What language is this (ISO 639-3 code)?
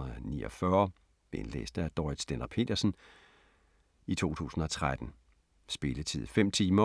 dan